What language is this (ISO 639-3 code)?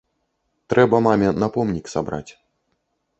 bel